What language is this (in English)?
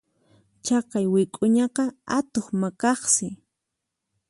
Puno Quechua